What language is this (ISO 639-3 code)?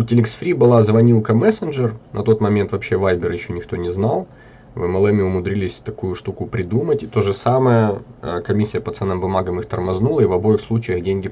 rus